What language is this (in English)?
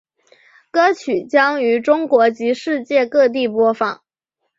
Chinese